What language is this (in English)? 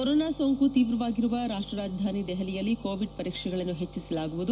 Kannada